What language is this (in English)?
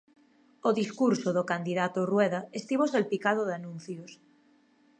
Galician